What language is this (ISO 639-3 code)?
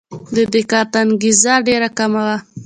pus